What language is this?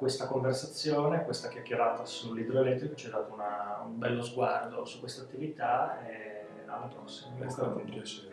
Italian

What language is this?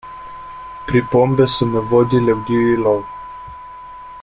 Slovenian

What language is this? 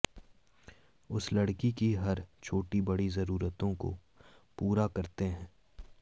Hindi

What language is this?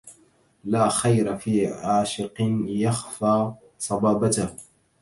Arabic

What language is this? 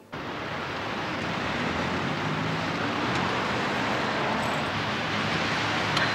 German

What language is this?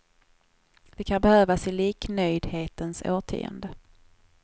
Swedish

